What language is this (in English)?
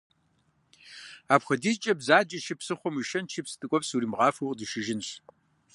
Kabardian